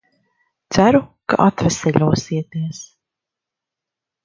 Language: Latvian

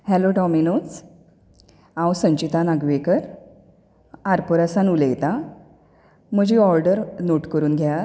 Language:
Konkani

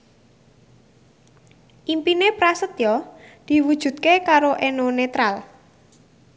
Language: Javanese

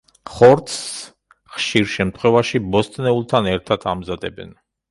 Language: Georgian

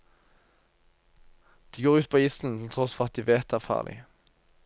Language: Norwegian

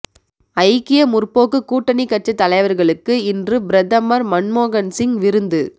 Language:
Tamil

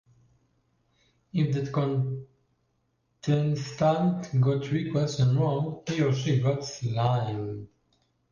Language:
English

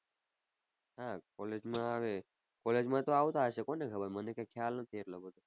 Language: Gujarati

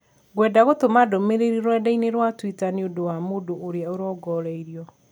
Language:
Kikuyu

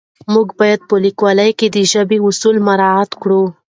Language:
Pashto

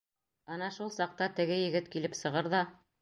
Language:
Bashkir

